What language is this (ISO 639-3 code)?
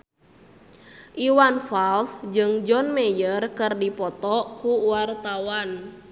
sun